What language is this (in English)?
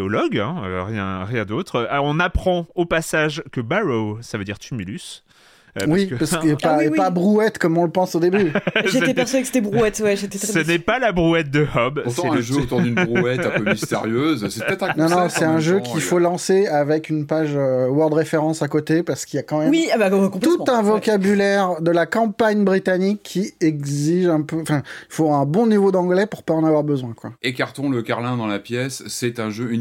French